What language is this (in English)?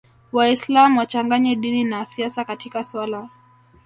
Swahili